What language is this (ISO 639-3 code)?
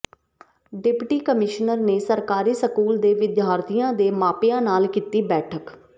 pan